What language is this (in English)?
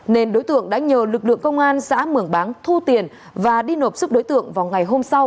Vietnamese